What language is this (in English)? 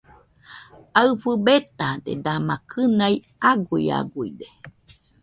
Nüpode Huitoto